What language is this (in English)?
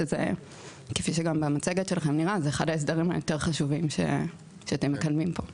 Hebrew